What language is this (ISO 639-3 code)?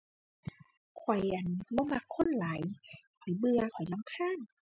tha